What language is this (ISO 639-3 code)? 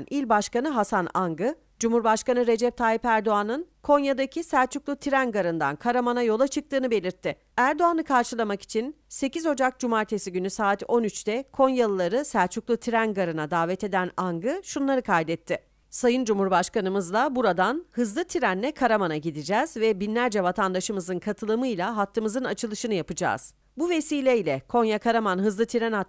tur